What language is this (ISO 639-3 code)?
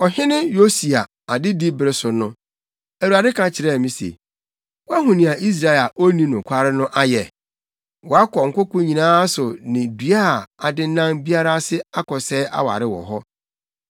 aka